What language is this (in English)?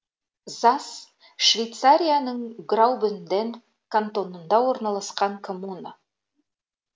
Kazakh